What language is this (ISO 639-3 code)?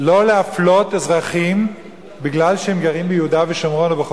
heb